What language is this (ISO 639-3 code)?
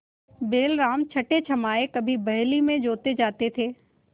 hin